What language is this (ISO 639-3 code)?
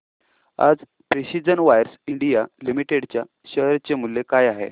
mar